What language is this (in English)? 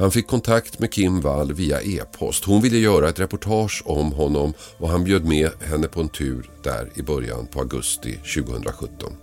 Swedish